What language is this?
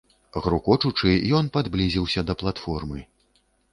Belarusian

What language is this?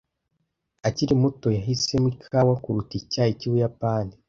Kinyarwanda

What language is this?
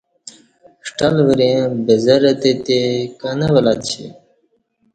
Kati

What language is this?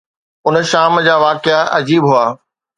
Sindhi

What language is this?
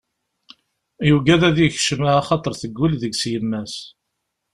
Kabyle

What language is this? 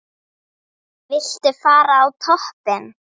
Icelandic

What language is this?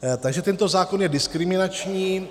Czech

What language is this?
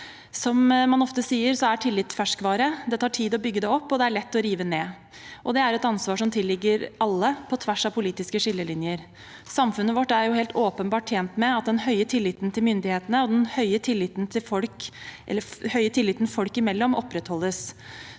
Norwegian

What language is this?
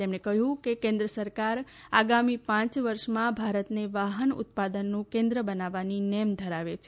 Gujarati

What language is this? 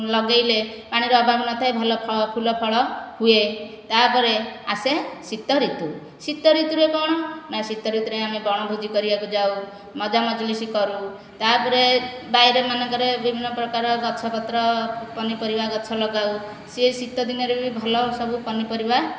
Odia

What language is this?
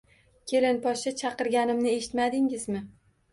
Uzbek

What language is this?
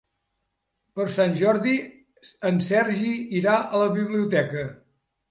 Catalan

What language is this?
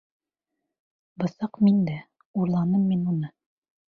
Bashkir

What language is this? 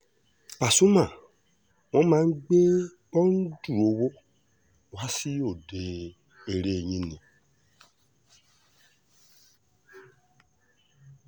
Yoruba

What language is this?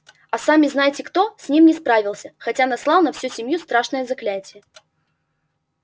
Russian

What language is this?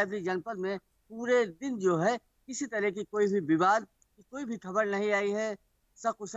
Hindi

